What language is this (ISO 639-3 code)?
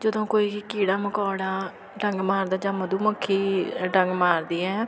pan